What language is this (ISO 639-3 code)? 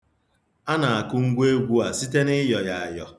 ibo